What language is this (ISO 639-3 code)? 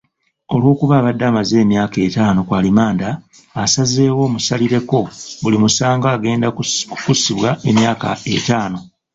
lug